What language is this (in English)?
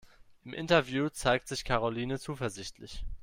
German